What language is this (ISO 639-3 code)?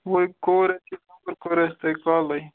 kas